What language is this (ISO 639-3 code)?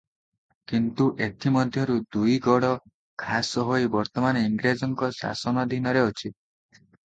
ori